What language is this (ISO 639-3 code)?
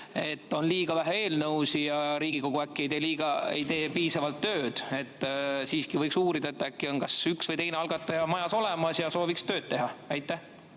est